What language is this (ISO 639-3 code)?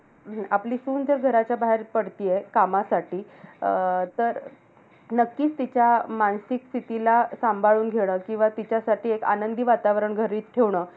mar